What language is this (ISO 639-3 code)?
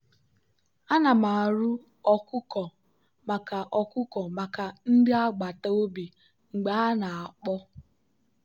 ibo